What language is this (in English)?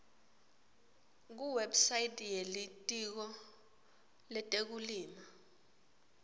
Swati